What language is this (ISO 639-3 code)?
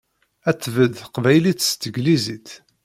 kab